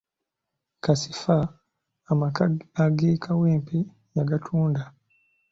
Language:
Ganda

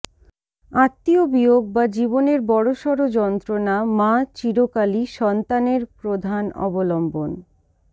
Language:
Bangla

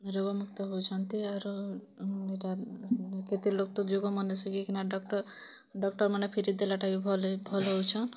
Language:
Odia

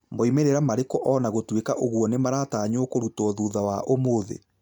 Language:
Kikuyu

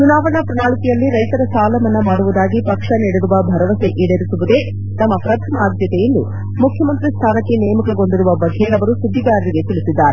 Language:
Kannada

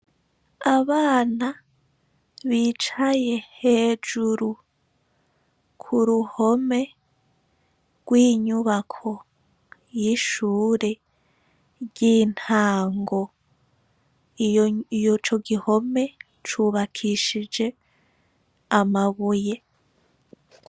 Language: Rundi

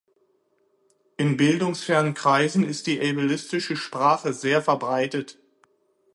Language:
German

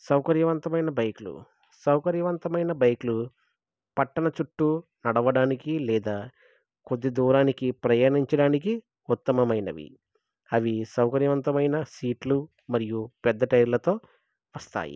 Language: Telugu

